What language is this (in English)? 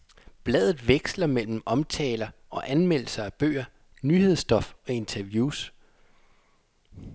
Danish